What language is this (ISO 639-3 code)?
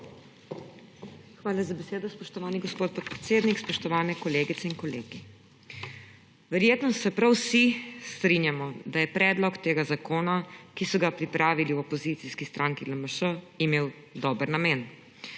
slv